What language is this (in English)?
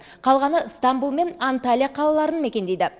Kazakh